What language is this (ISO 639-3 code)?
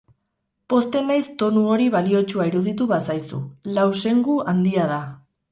eus